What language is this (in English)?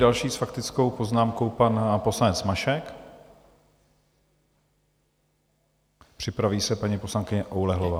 Czech